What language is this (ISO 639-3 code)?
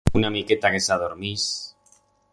arg